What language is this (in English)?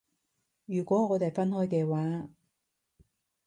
Cantonese